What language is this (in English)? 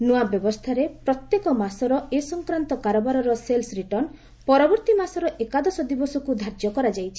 Odia